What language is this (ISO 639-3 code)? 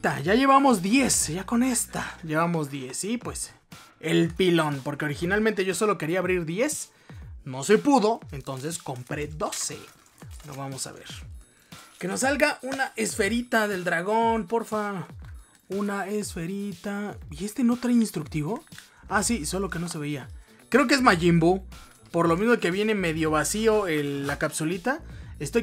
spa